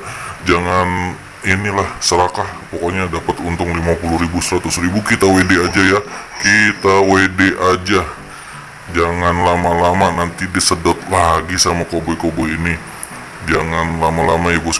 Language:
Indonesian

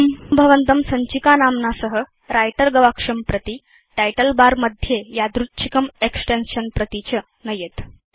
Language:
Sanskrit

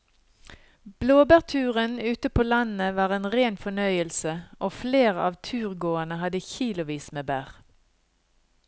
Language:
Norwegian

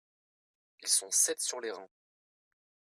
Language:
French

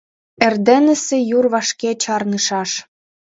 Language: Mari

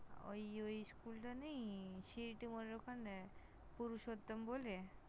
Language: Bangla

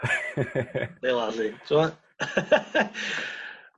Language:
Welsh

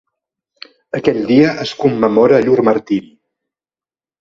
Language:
Catalan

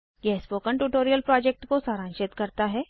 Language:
Hindi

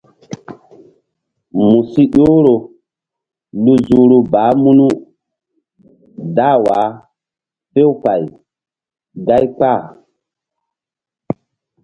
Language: Mbum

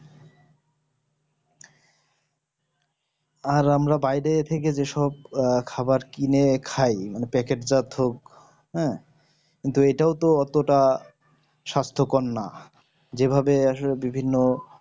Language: Bangla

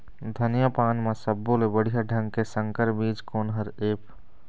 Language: Chhattisgarhi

